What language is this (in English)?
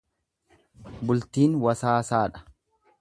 Oromo